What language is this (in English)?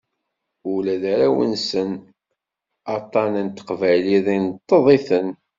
Kabyle